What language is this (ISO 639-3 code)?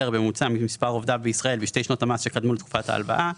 heb